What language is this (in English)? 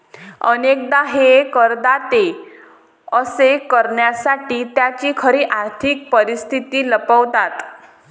Marathi